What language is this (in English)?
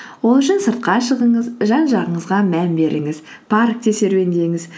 Kazakh